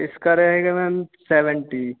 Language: Hindi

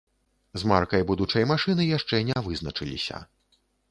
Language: Belarusian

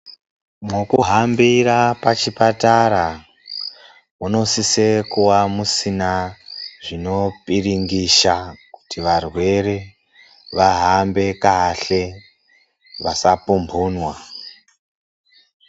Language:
Ndau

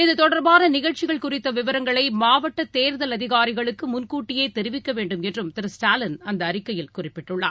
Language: Tamil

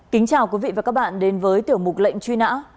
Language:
Vietnamese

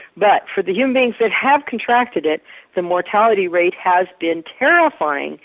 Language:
English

